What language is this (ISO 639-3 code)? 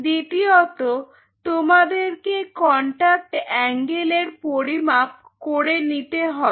ben